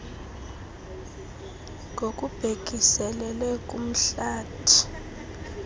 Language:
Xhosa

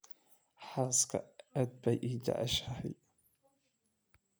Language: Somali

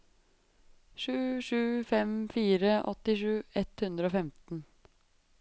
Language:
Norwegian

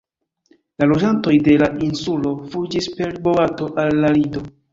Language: Esperanto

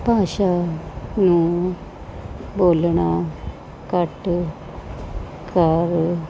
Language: Punjabi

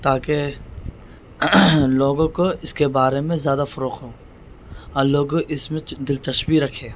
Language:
Urdu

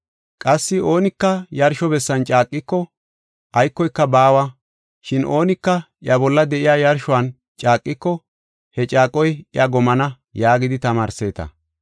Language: Gofa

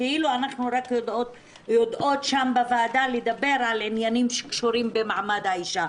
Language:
Hebrew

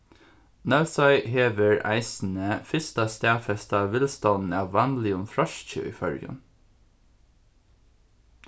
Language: Faroese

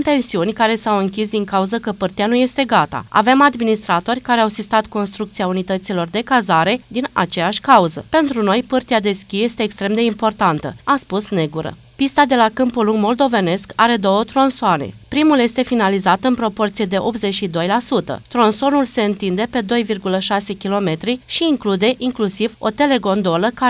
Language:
Romanian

